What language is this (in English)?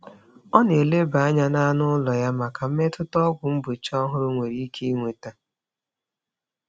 Igbo